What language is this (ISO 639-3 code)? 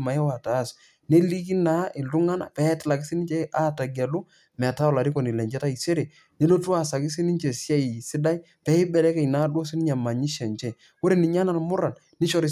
mas